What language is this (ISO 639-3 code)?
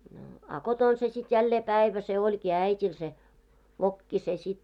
fin